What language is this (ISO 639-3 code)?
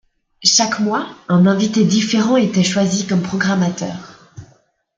fra